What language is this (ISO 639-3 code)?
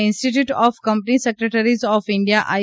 guj